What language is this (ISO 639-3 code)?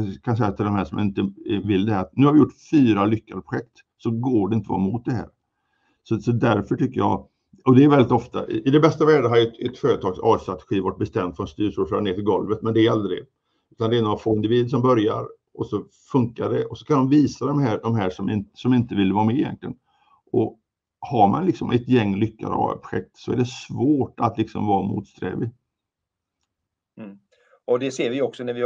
swe